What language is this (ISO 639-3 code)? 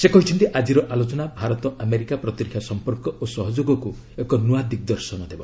ori